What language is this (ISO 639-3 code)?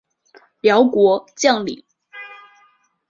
zho